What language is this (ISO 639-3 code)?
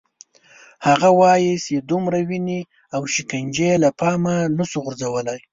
pus